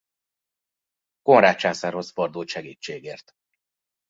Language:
Hungarian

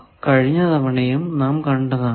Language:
Malayalam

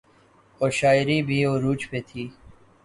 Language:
Urdu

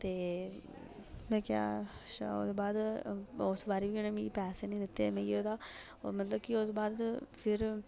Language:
Dogri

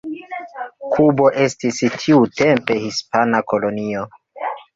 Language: Esperanto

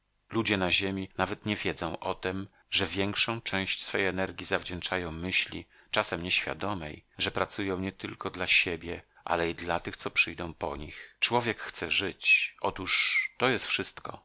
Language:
Polish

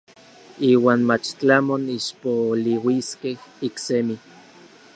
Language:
Orizaba Nahuatl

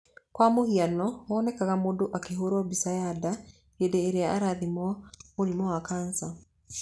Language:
Kikuyu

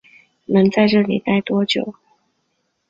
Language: Chinese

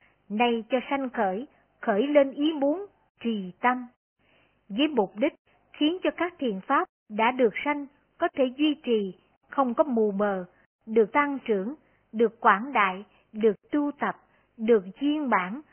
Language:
Vietnamese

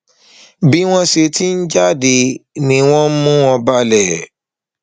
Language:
Yoruba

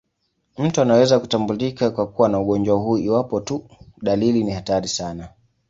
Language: Swahili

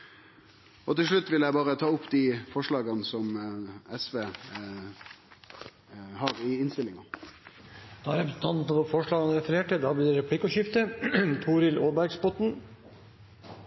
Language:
Norwegian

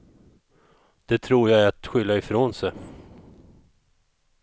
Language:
Swedish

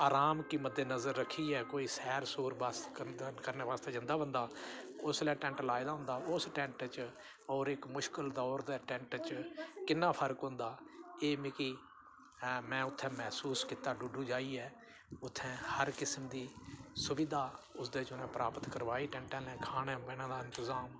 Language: Dogri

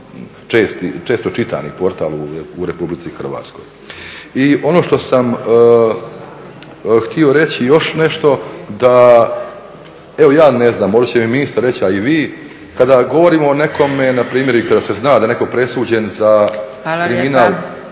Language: Croatian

